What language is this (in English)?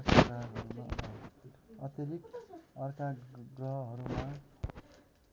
Nepali